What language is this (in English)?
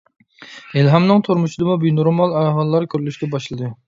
Uyghur